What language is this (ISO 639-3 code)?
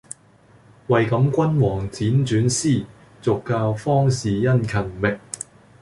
yue